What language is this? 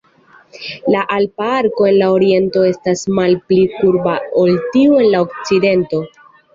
Esperanto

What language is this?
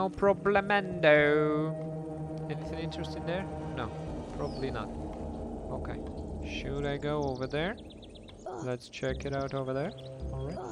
English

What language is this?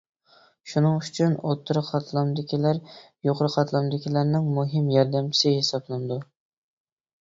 Uyghur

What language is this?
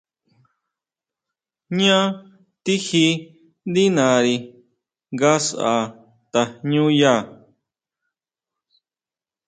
Huautla Mazatec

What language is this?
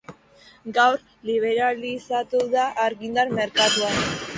Basque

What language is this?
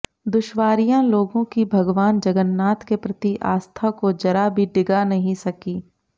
Hindi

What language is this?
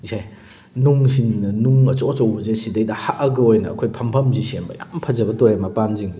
Manipuri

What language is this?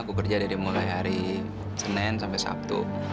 Indonesian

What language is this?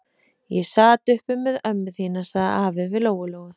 Icelandic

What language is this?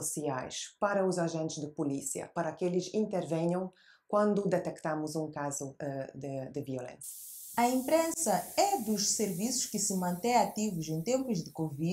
Portuguese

